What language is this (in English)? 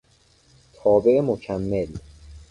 Persian